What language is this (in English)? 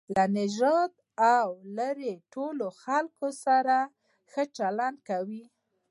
Pashto